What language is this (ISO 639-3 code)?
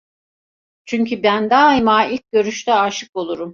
tur